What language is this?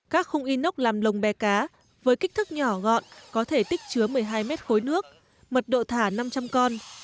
Vietnamese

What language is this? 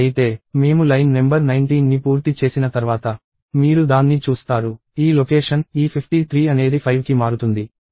Telugu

